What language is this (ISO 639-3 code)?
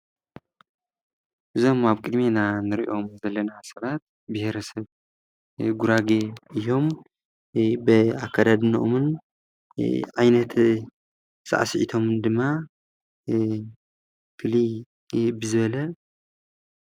tir